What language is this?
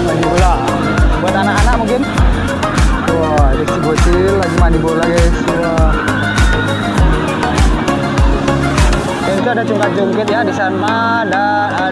Indonesian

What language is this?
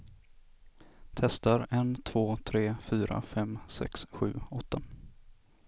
Swedish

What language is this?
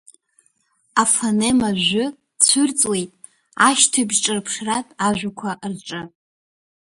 Abkhazian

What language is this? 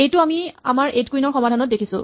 Assamese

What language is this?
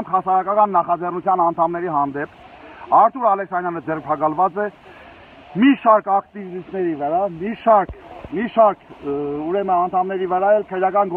Turkish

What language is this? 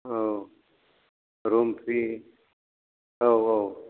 Bodo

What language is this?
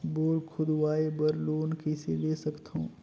Chhattisgarhi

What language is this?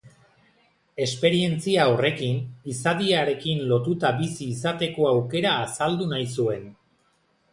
Basque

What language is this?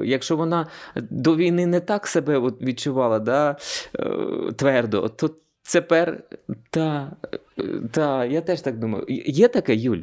Ukrainian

